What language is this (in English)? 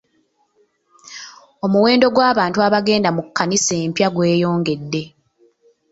Ganda